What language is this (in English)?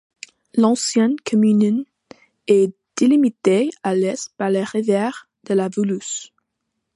French